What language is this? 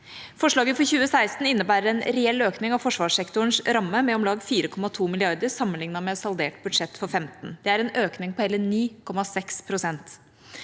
Norwegian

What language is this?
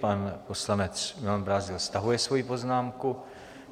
Czech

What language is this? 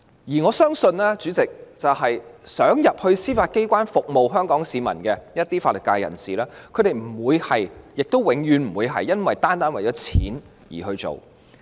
Cantonese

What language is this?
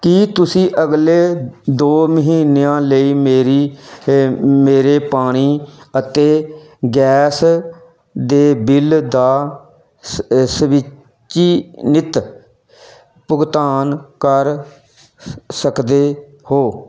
Punjabi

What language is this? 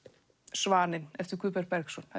Icelandic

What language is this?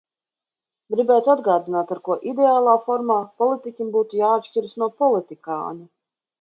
Latvian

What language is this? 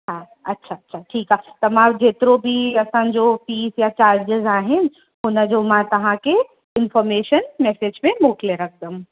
Sindhi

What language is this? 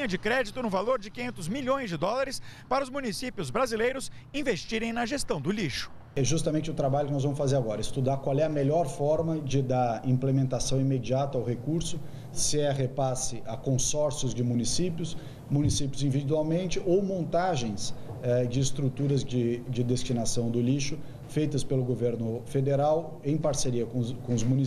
Portuguese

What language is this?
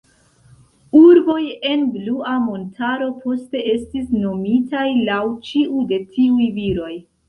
Esperanto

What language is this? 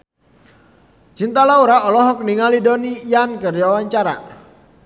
Sundanese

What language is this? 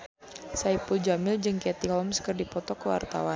Sundanese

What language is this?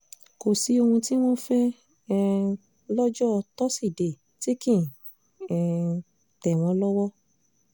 Yoruba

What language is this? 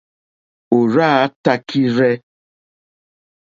Mokpwe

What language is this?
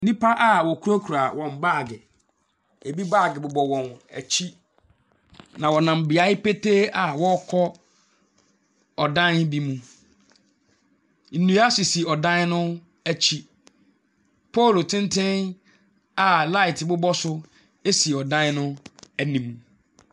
Akan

